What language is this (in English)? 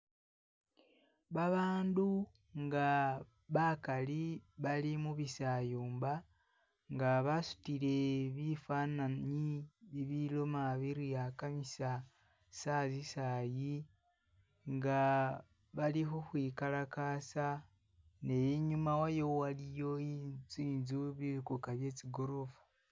Masaaba